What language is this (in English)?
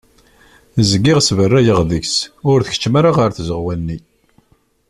Kabyle